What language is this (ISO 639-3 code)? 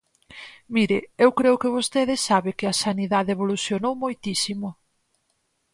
glg